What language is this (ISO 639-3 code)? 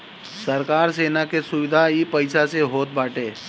bho